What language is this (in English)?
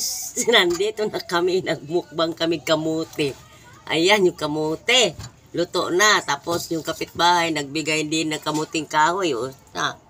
Filipino